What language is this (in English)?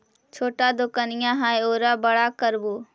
Magahi